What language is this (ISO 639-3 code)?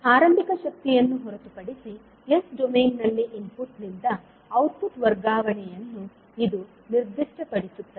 kan